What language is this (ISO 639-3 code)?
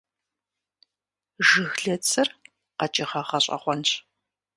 kbd